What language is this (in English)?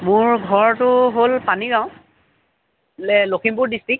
Assamese